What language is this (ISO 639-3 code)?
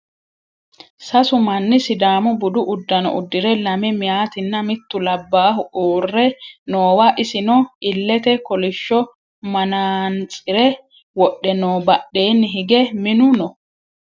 sid